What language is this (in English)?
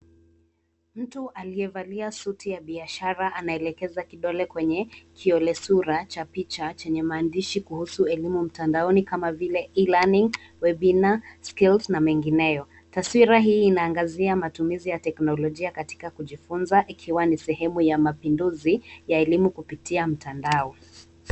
Swahili